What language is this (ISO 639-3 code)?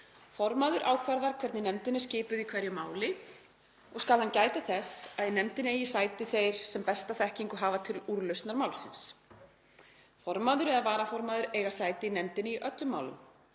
isl